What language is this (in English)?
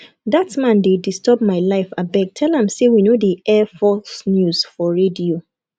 Nigerian Pidgin